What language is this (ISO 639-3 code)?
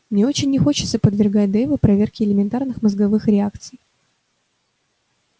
rus